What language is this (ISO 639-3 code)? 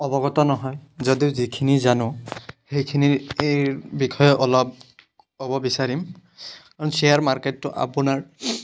asm